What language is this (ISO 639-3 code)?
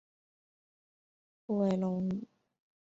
zho